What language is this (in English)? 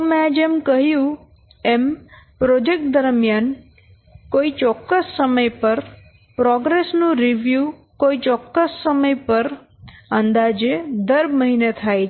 Gujarati